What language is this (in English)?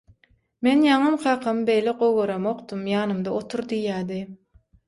Turkmen